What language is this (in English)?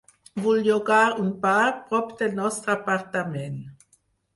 Catalan